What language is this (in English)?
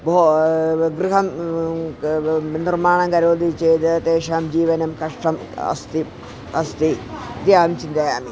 Sanskrit